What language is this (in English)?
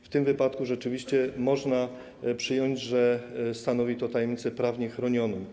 Polish